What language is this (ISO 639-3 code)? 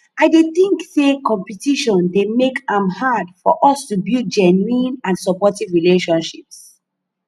pcm